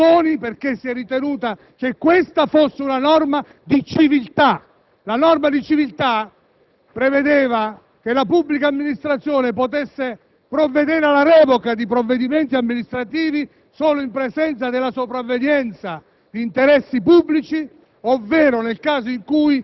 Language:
Italian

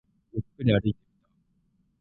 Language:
Japanese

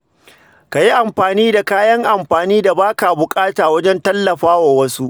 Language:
Hausa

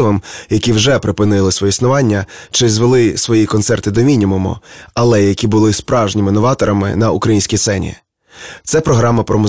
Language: Ukrainian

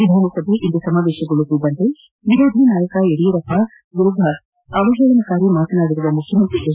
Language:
Kannada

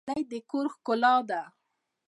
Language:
Pashto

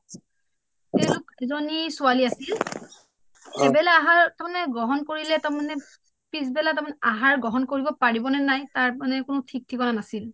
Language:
Assamese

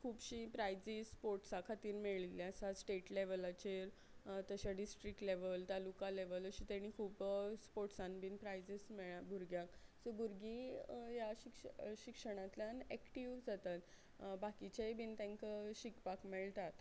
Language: Konkani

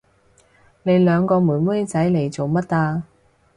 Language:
Cantonese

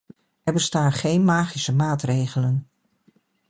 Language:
Dutch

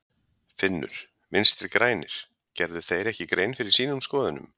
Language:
Icelandic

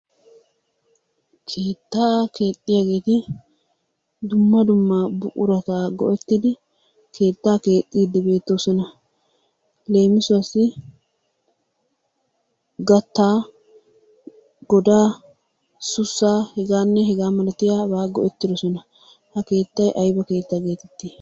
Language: Wolaytta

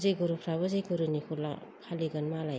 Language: Bodo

